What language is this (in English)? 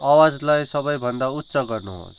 Nepali